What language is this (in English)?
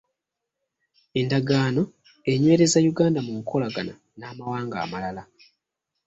Ganda